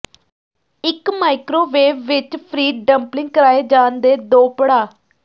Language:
Punjabi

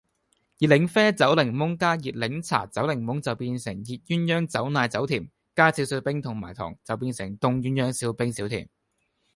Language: Cantonese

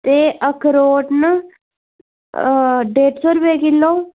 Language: Dogri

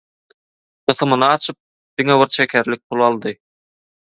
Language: Turkmen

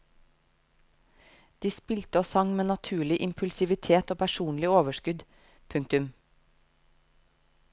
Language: Norwegian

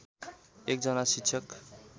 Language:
Nepali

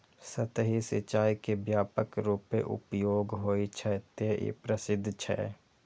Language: Maithili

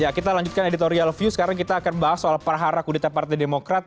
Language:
Indonesian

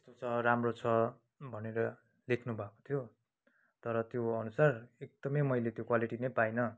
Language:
Nepali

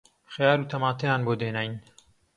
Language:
Central Kurdish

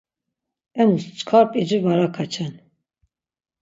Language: Laz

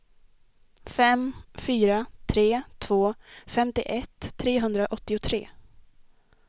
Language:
Swedish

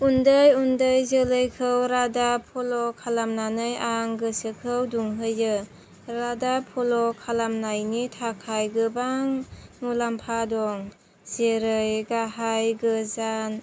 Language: Bodo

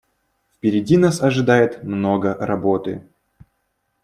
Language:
Russian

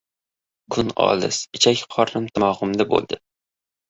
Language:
Uzbek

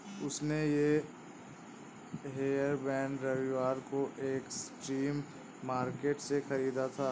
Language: Hindi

